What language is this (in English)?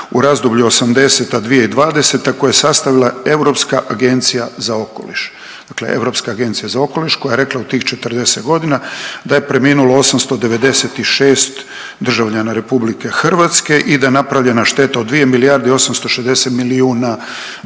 Croatian